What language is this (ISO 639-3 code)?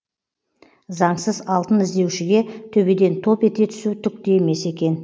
kaz